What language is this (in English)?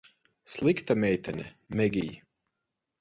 Latvian